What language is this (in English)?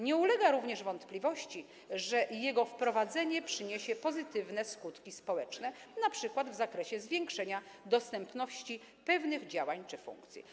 Polish